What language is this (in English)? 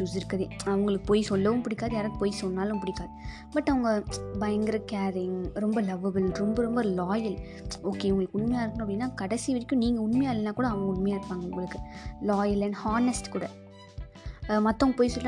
Tamil